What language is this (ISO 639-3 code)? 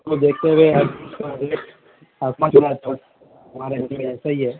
urd